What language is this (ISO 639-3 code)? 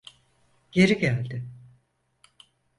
tur